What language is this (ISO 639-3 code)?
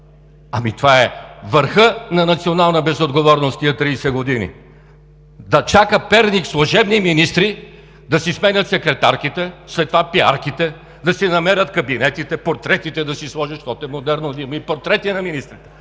bul